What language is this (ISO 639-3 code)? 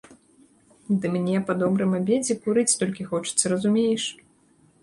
bel